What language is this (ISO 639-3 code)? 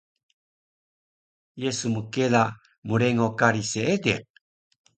trv